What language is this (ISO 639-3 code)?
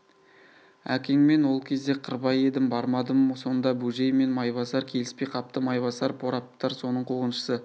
kaz